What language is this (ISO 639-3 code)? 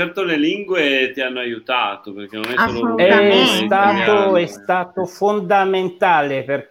ita